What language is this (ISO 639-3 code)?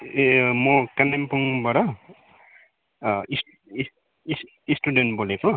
nep